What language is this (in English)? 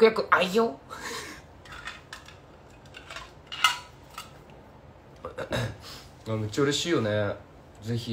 Japanese